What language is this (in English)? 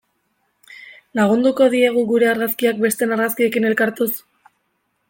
Basque